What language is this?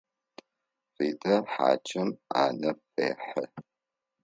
Adyghe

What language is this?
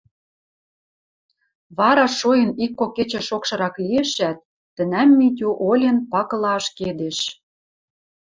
Western Mari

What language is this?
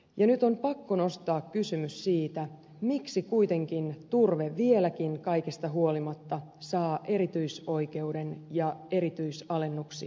Finnish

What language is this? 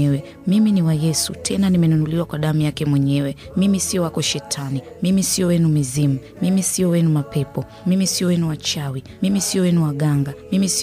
Swahili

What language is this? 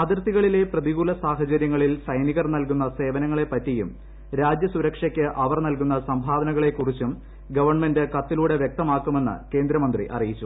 Malayalam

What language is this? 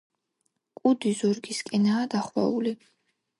Georgian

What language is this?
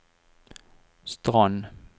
Norwegian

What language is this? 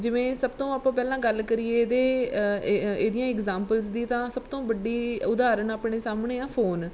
Punjabi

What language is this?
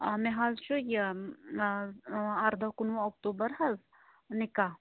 Kashmiri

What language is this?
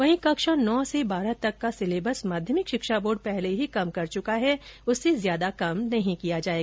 Hindi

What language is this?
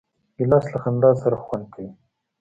Pashto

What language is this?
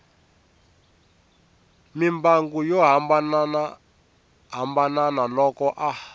Tsonga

